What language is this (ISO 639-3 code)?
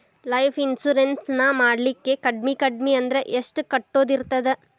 kan